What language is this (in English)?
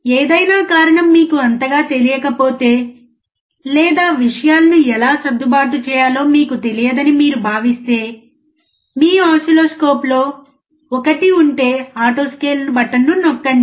Telugu